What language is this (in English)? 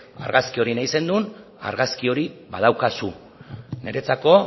Basque